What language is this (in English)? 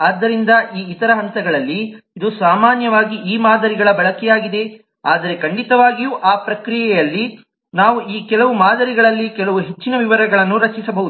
Kannada